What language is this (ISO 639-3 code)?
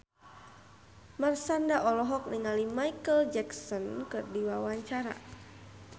sun